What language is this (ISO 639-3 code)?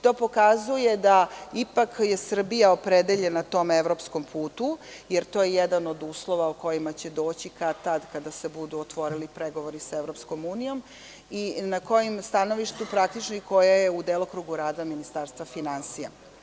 srp